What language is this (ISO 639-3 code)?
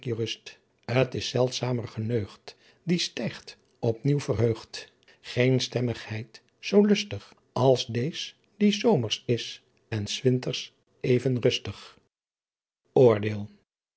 nld